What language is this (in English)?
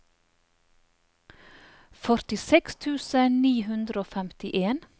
Norwegian